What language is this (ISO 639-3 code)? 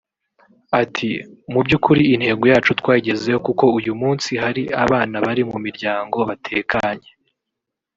kin